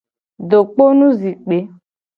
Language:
Gen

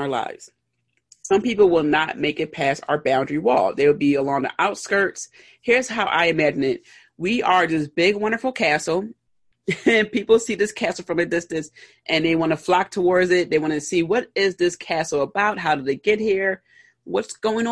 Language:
English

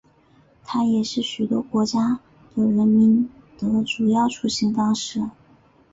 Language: Chinese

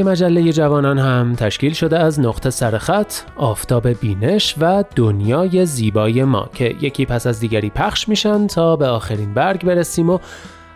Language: Persian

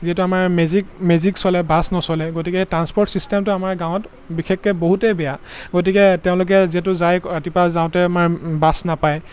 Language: Assamese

